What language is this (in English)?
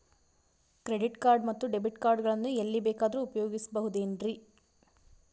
Kannada